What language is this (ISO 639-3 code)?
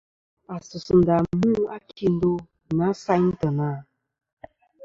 bkm